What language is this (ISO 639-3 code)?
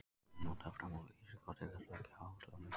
isl